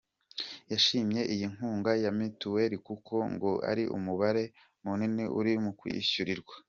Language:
Kinyarwanda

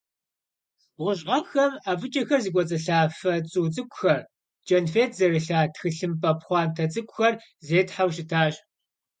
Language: Kabardian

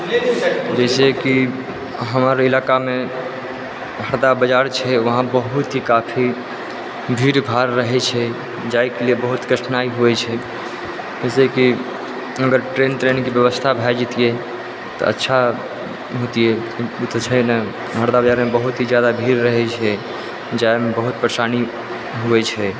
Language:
Maithili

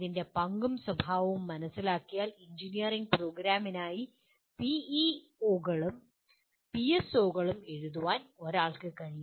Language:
Malayalam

